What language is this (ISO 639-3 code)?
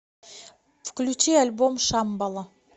rus